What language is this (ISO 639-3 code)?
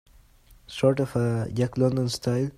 eng